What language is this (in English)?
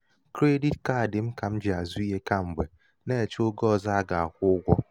Igbo